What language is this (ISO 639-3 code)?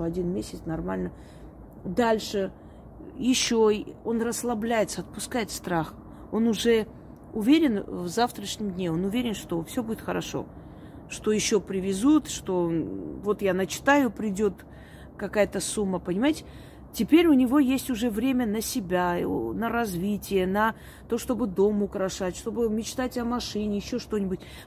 rus